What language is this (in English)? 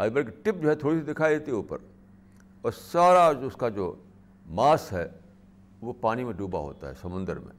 Urdu